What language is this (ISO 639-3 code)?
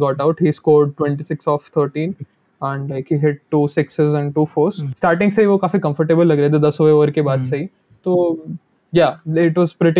hin